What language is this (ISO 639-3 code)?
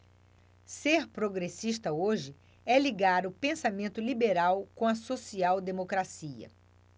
por